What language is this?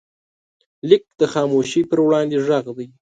Pashto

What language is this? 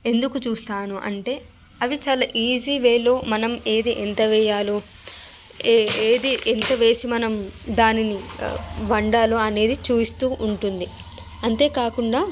Telugu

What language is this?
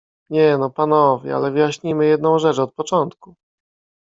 Polish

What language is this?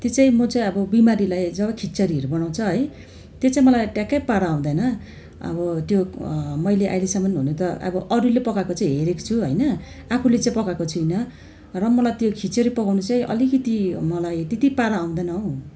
Nepali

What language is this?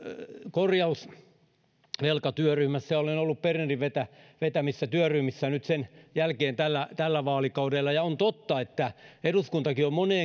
Finnish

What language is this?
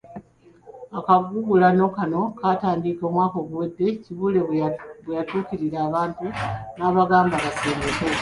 Ganda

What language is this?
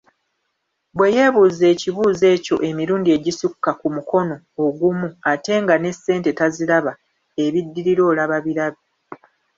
Ganda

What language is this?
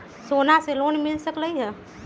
Magahi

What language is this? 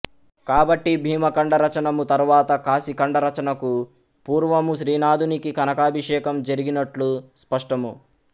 Telugu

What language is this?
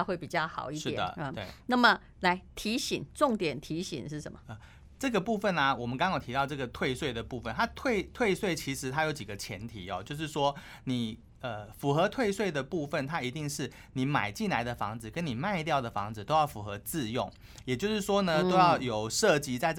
Chinese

